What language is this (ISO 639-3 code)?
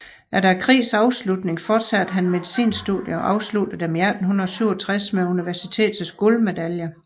dan